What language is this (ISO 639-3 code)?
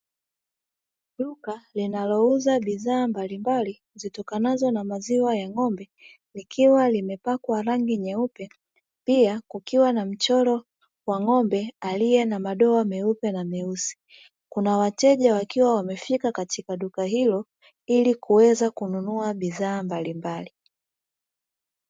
swa